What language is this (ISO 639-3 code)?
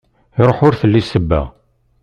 kab